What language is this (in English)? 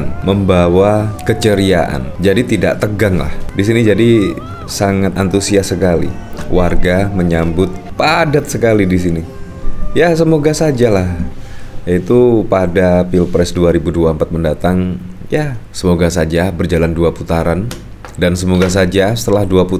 Indonesian